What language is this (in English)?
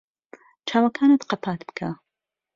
Central Kurdish